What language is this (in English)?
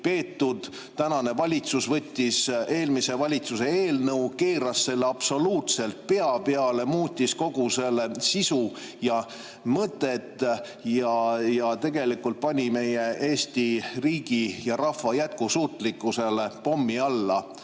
Estonian